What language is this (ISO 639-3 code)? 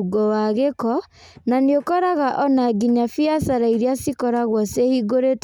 kik